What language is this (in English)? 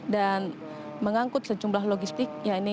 Indonesian